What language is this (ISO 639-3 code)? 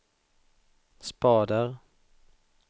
swe